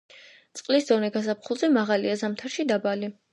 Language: Georgian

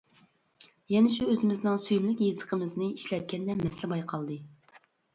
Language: Uyghur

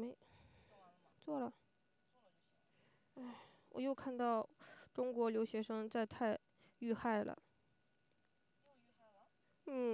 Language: Chinese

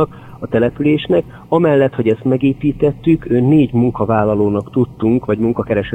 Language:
Hungarian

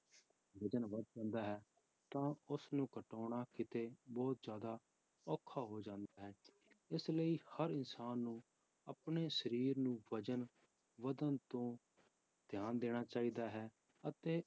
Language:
Punjabi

